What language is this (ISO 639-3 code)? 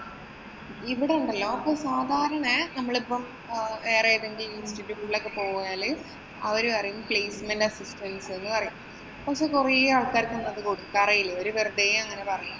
mal